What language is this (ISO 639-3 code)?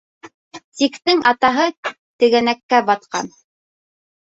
bak